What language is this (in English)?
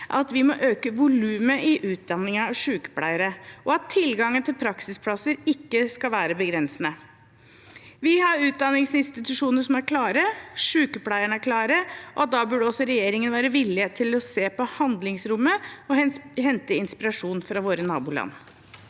Norwegian